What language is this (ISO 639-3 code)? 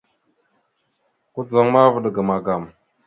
mxu